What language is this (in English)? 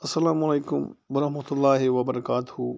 Kashmiri